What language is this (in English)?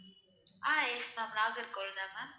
Tamil